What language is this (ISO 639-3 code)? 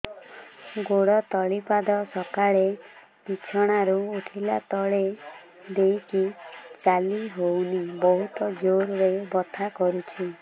ori